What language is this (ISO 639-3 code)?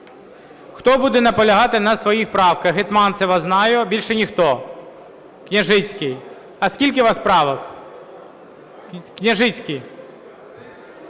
ukr